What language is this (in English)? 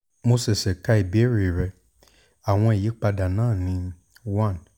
Yoruba